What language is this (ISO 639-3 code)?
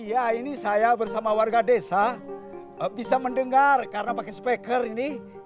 ind